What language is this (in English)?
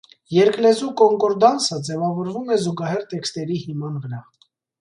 Armenian